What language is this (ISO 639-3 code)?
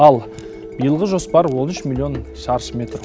kaz